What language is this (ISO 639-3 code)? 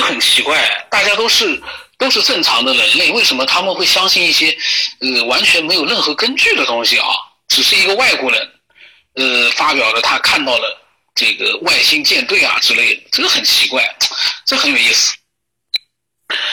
zho